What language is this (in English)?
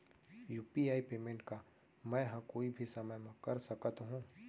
Chhattisgarhi